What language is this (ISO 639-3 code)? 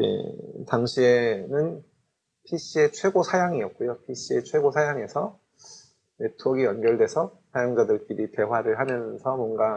kor